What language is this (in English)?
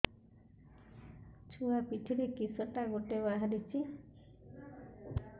Odia